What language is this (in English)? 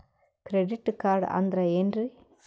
Kannada